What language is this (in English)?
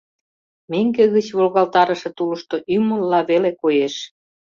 Mari